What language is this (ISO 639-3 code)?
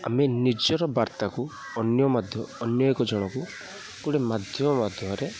ori